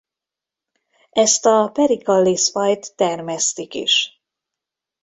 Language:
Hungarian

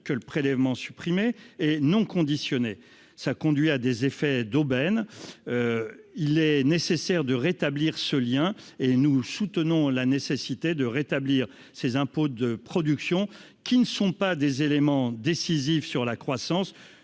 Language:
French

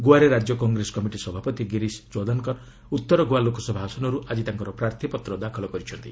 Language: Odia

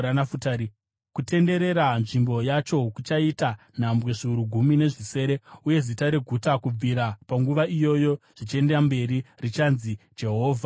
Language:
Shona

